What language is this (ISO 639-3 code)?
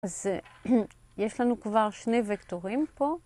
heb